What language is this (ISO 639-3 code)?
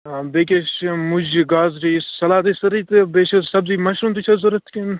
kas